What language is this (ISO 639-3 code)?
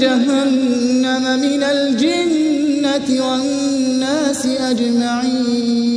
ara